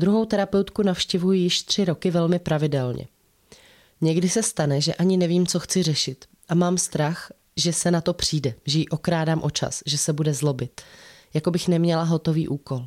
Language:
Czech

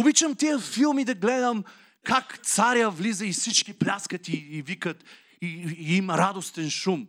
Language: Bulgarian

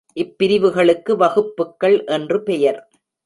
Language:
Tamil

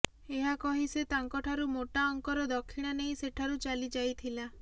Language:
Odia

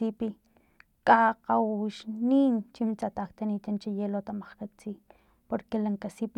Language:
Filomena Mata-Coahuitlán Totonac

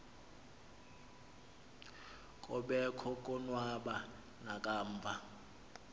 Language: Xhosa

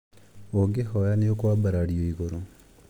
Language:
Kikuyu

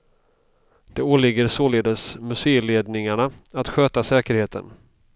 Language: Swedish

